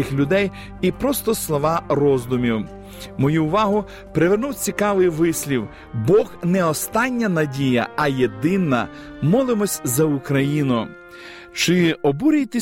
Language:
Ukrainian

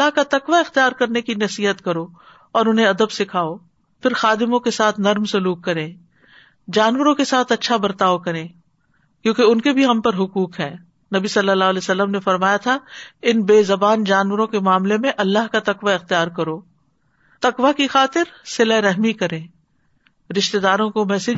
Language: Urdu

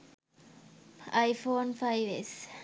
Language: Sinhala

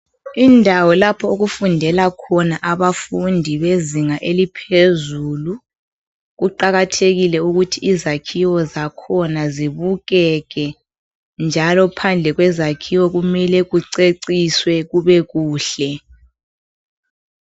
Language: North Ndebele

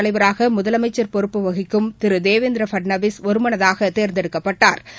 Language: Tamil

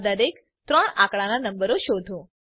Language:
Gujarati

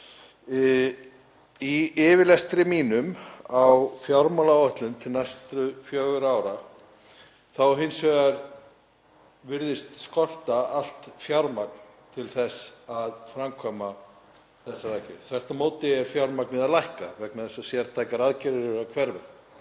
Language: Icelandic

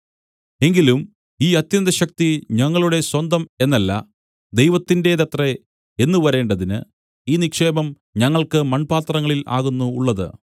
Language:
Malayalam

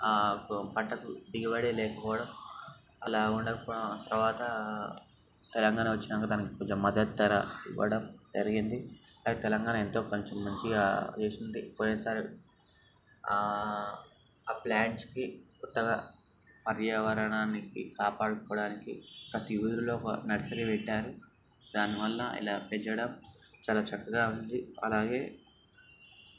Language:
Telugu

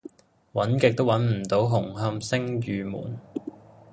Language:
Cantonese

